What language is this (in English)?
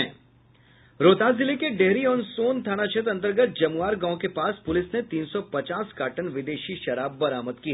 Hindi